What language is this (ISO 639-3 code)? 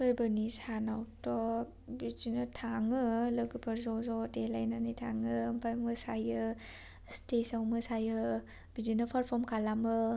brx